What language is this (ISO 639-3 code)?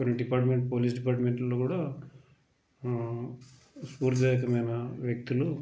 tel